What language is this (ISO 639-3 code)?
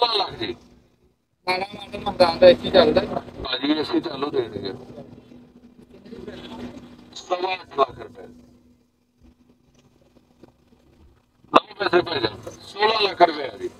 pan